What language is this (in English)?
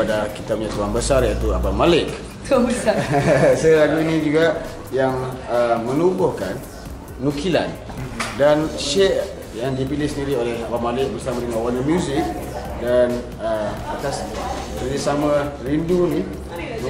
Malay